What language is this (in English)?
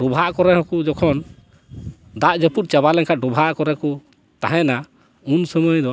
Santali